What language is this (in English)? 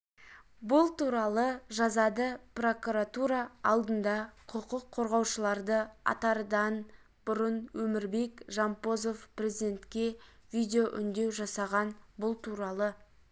Kazakh